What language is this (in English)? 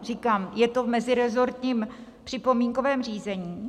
Czech